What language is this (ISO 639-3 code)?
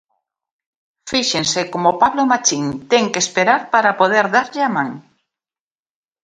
glg